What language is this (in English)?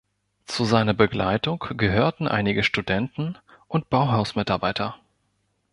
German